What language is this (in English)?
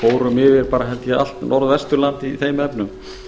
Icelandic